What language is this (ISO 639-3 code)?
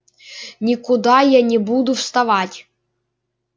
rus